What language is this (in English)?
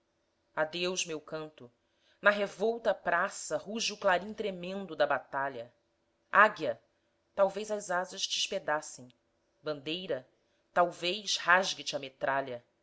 Portuguese